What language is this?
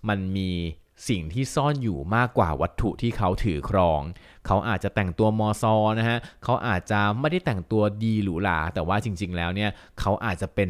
Thai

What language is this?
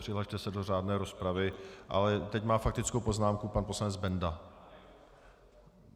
Czech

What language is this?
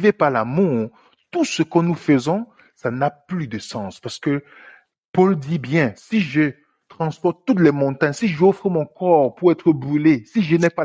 French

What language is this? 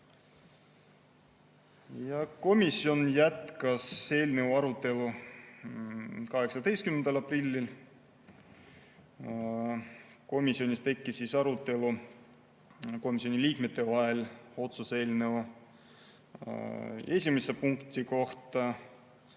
Estonian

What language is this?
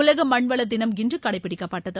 Tamil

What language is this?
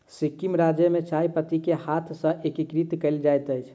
Maithili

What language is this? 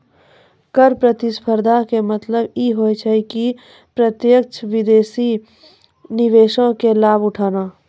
Maithili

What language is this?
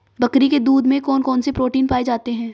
Hindi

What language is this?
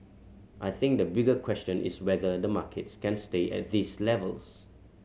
English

